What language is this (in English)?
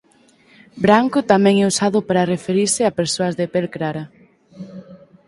Galician